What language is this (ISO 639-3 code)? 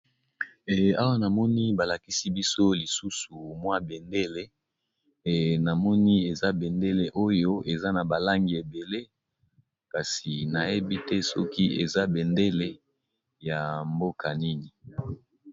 lin